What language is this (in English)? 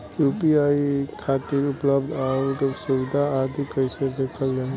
Bhojpuri